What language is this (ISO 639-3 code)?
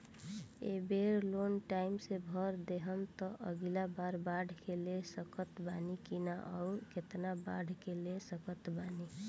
bho